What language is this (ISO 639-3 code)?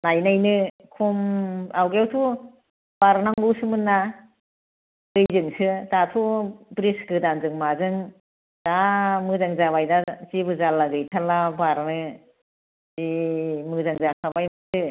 brx